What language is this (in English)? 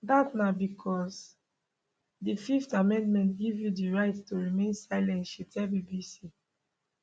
Nigerian Pidgin